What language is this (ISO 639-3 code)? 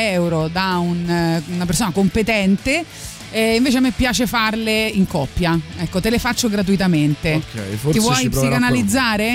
ita